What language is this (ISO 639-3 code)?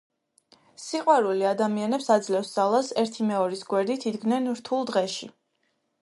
kat